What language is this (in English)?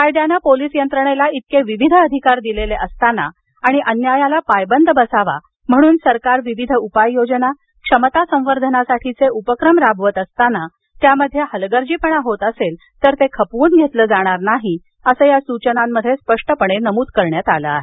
Marathi